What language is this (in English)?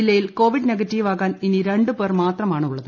Malayalam